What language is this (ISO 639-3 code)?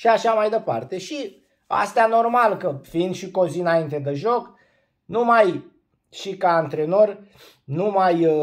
ron